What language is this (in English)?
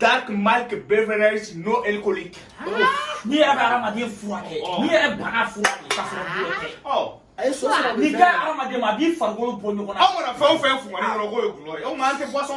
French